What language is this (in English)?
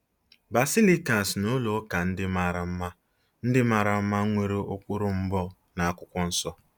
Igbo